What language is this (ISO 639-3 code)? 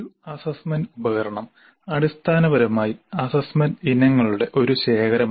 mal